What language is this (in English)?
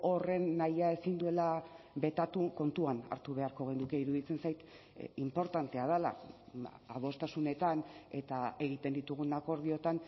Basque